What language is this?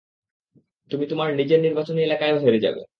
Bangla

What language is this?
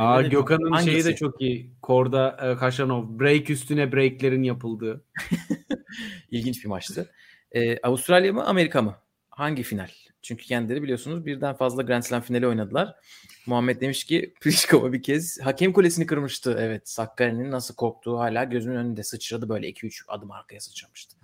Turkish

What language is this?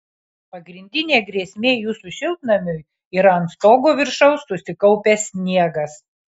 Lithuanian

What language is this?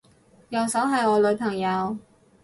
Cantonese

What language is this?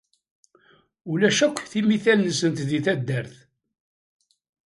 Kabyle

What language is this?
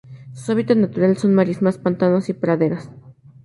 Spanish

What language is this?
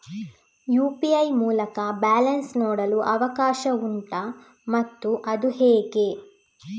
Kannada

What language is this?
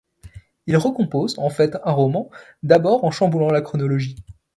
French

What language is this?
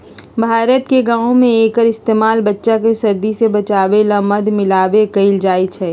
Magahi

